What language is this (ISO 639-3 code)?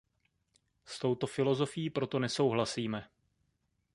ces